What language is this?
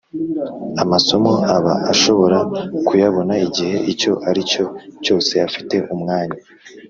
Kinyarwanda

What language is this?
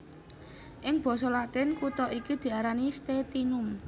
Javanese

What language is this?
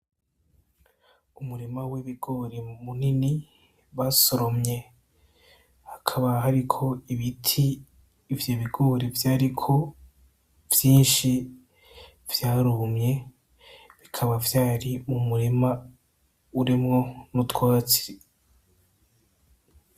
Rundi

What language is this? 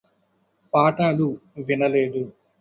Telugu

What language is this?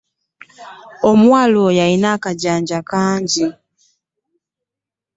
Ganda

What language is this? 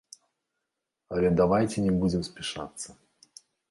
Belarusian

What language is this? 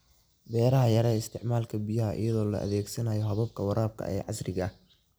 Somali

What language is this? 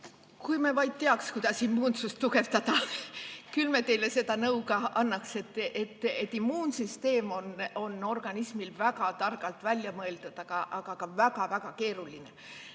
Estonian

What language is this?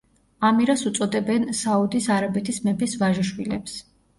Georgian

